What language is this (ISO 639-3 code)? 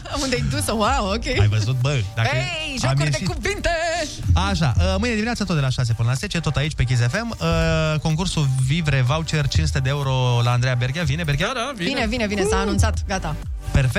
ron